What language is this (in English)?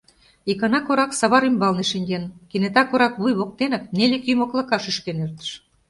Mari